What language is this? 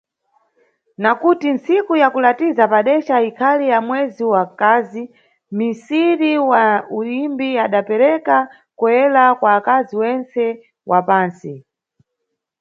Nyungwe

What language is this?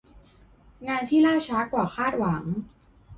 Thai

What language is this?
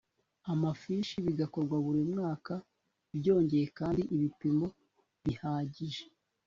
Kinyarwanda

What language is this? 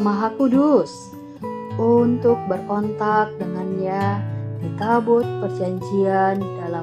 Indonesian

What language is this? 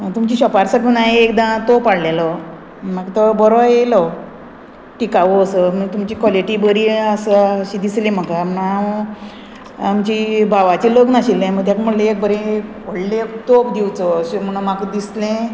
Konkani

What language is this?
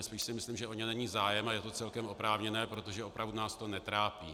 Czech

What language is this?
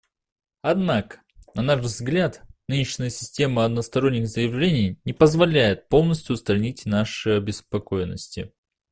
Russian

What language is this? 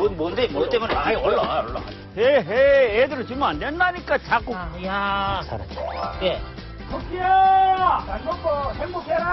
Korean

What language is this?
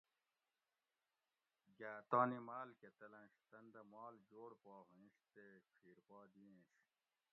Gawri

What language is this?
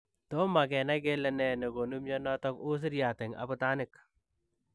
Kalenjin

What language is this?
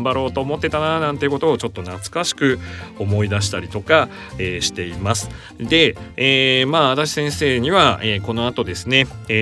Japanese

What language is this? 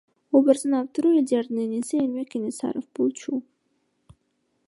Kyrgyz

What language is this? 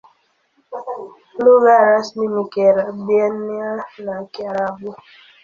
Swahili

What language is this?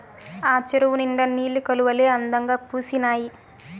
Telugu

